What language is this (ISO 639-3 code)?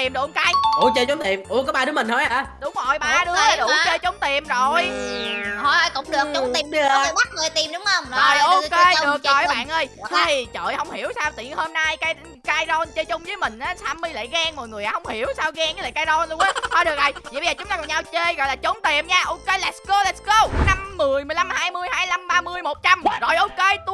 vie